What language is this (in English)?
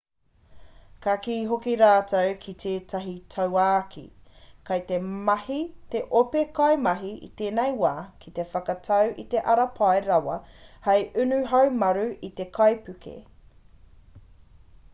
Māori